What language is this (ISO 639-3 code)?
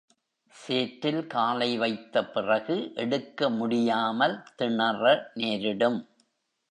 tam